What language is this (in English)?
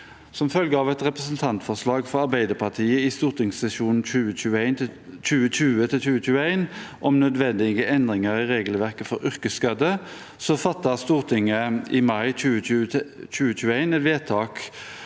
Norwegian